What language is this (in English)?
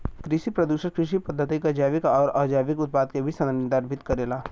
Bhojpuri